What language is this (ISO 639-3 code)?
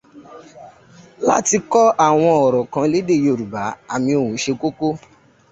yor